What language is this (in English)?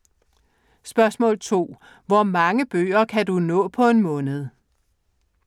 Danish